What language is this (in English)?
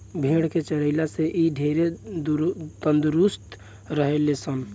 Bhojpuri